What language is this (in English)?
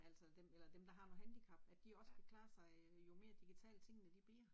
Danish